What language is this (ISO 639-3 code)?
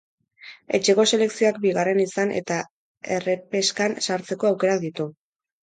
eus